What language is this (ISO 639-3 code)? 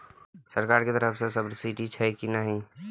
mai